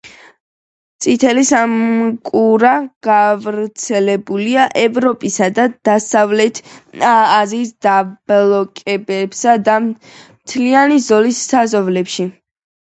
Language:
Georgian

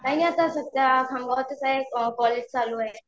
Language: Marathi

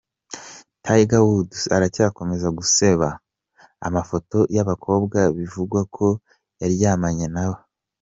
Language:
Kinyarwanda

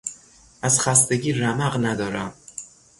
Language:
Persian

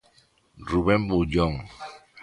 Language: Galician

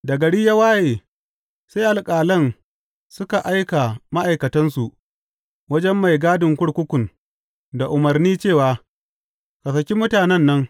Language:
Hausa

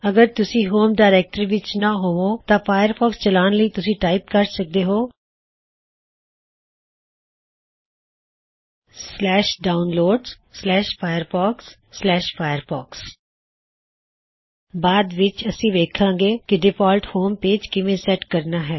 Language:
Punjabi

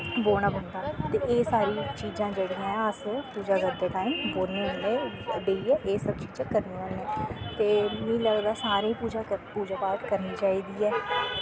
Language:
Dogri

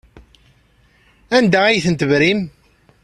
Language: Kabyle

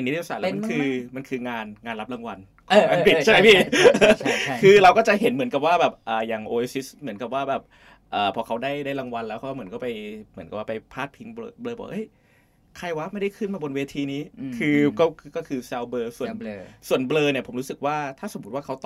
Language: Thai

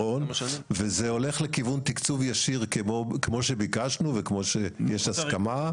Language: Hebrew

